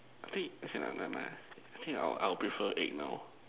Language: English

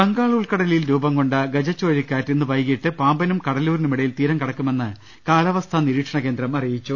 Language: Malayalam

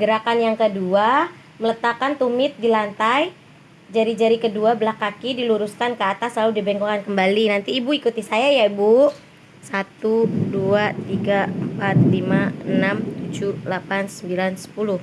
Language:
Indonesian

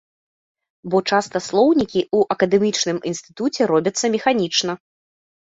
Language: Belarusian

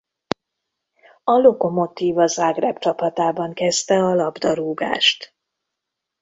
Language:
Hungarian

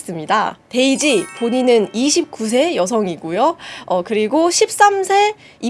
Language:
Korean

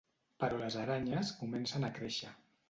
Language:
Catalan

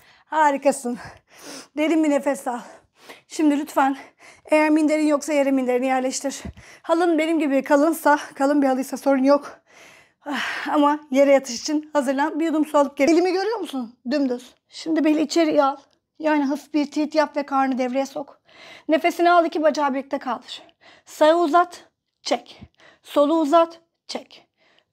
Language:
Turkish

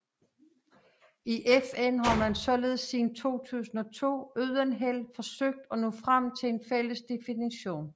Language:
Danish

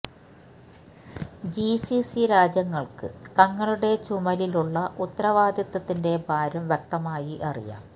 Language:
Malayalam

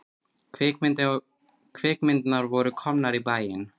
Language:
Icelandic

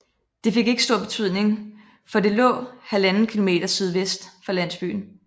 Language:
Danish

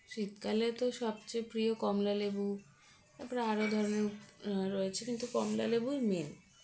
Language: Bangla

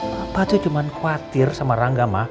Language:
Indonesian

